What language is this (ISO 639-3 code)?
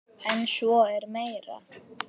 isl